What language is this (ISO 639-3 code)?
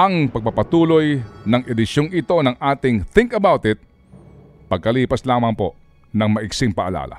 fil